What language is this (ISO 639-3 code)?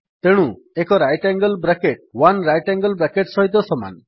ori